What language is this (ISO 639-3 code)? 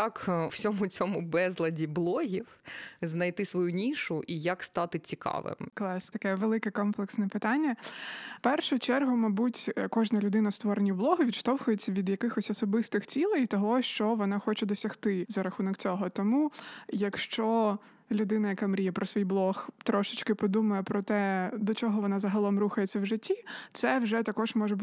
ukr